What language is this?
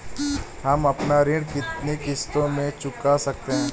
Hindi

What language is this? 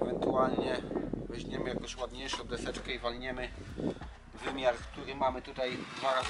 Polish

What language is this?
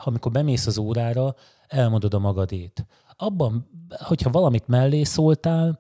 Hungarian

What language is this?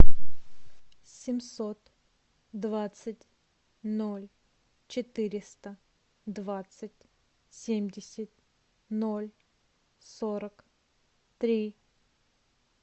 Russian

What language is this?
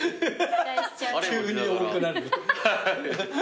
Japanese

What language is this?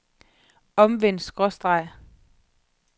Danish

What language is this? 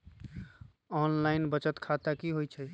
Magahi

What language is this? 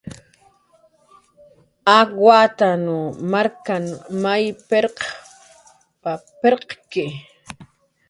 Jaqaru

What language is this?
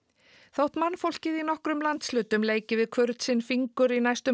Icelandic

